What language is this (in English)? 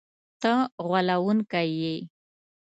Pashto